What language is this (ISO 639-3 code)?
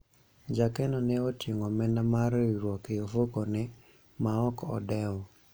luo